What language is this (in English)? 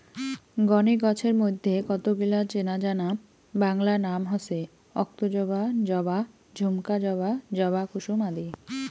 Bangla